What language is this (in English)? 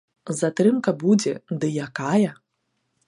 Belarusian